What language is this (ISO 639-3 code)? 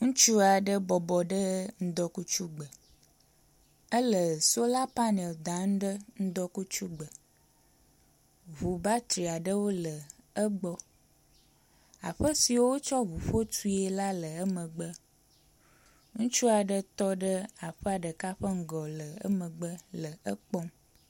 ewe